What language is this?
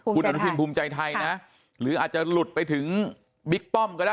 Thai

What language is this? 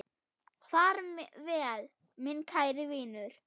Icelandic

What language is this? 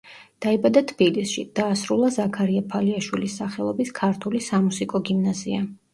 Georgian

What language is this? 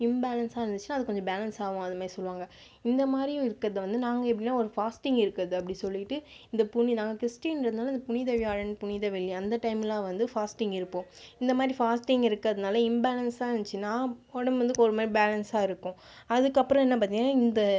Tamil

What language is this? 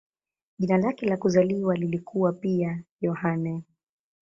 Swahili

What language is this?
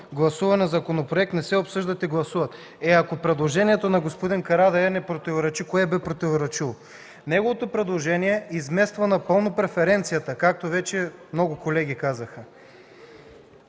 Bulgarian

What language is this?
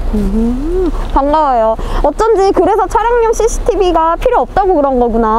Korean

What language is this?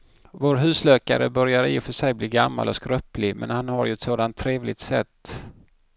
Swedish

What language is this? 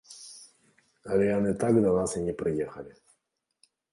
Belarusian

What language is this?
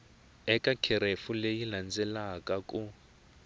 Tsonga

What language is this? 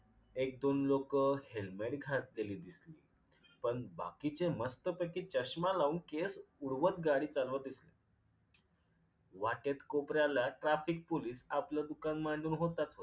Marathi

